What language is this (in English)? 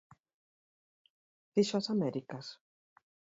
Galician